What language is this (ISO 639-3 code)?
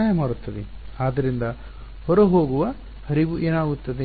kan